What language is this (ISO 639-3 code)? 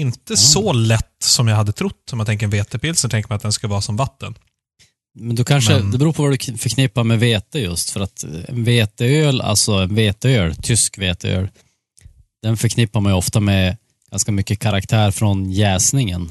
swe